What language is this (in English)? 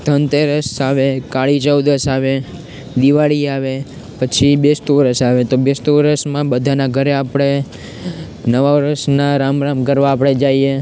Gujarati